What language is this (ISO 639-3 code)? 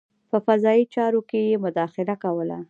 pus